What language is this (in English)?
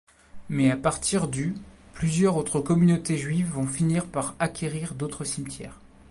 French